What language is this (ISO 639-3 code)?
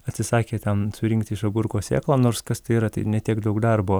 lit